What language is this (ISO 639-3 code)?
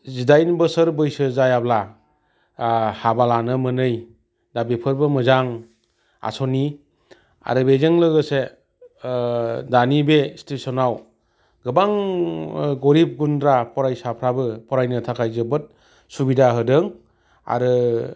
brx